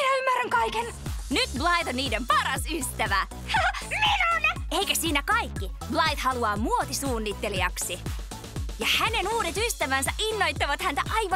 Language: Finnish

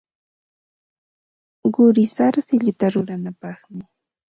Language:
Ambo-Pasco Quechua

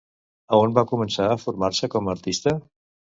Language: Catalan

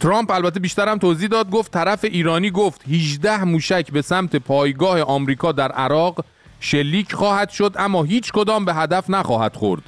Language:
Persian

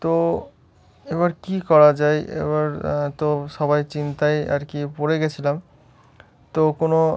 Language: Bangla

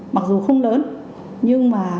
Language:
Vietnamese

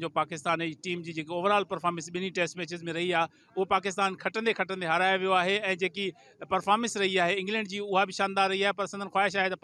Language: Hindi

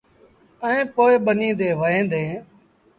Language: Sindhi Bhil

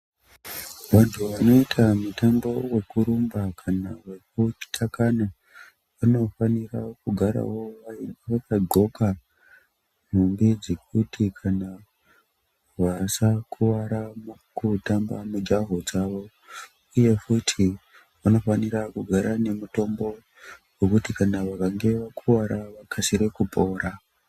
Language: Ndau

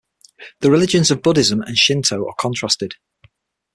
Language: English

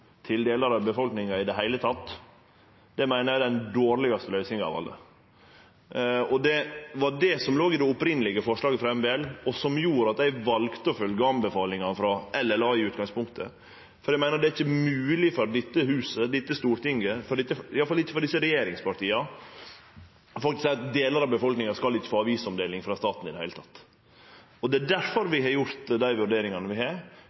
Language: Norwegian Nynorsk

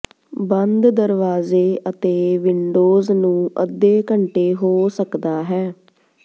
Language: Punjabi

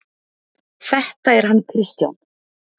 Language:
Icelandic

